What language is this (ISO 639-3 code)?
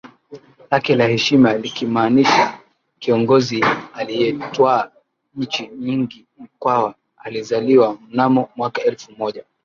swa